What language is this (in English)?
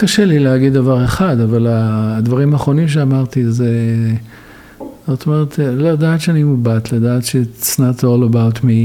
Hebrew